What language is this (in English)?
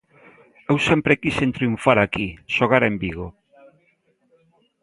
Galician